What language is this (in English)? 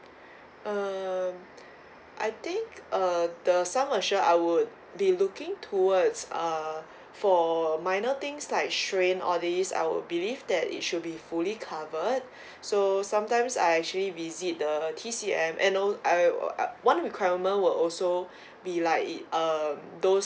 English